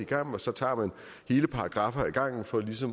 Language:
Danish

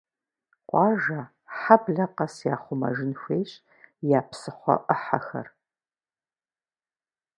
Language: Kabardian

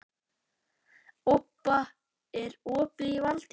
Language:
Icelandic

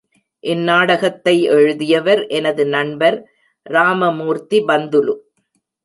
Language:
Tamil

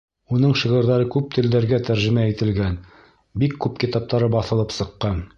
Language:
Bashkir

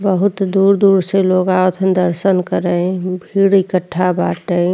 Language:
Bhojpuri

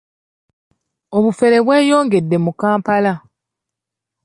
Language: Ganda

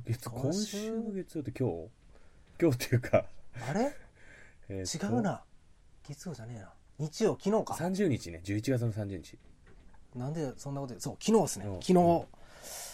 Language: Japanese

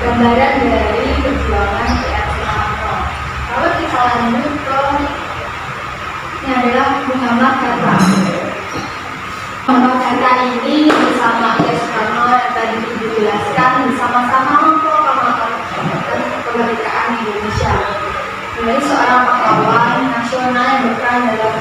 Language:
Indonesian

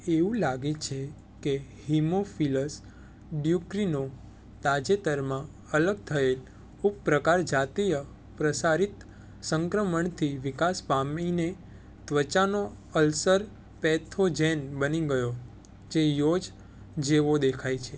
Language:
Gujarati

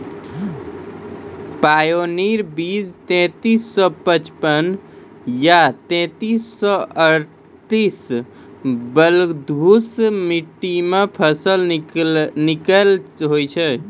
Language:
Maithili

